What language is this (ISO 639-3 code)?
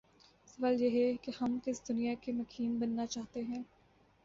urd